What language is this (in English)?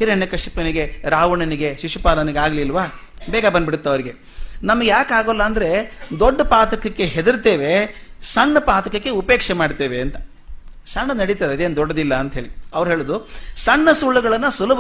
Kannada